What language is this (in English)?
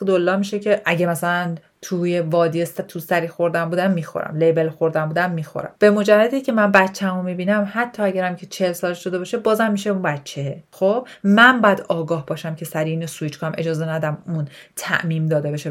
Persian